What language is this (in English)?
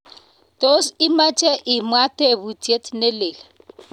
Kalenjin